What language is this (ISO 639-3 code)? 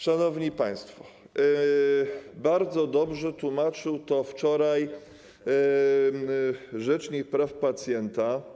pol